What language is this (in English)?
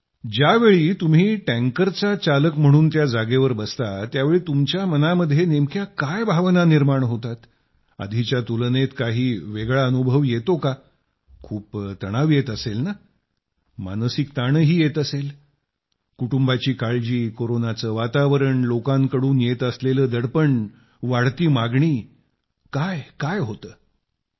Marathi